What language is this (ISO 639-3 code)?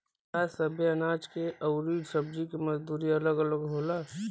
bho